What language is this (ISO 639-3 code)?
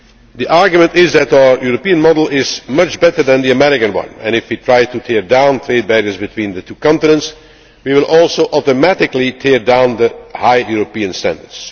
eng